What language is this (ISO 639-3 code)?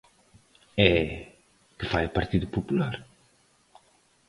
glg